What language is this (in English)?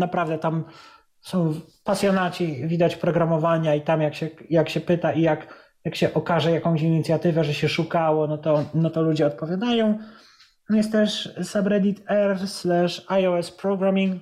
Polish